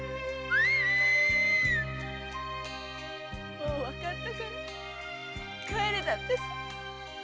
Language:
Japanese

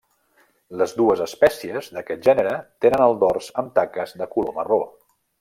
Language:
Catalan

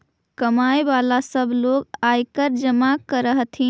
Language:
Magahi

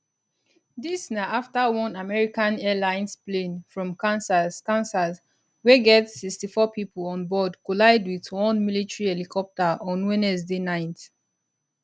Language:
Nigerian Pidgin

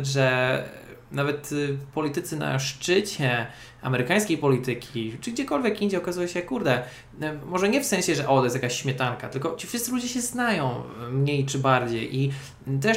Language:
Polish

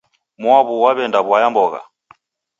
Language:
Taita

